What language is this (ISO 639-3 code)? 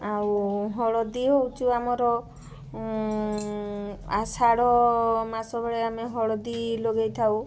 ori